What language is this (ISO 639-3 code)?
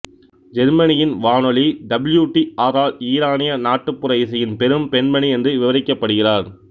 tam